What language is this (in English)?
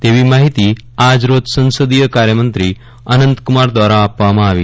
Gujarati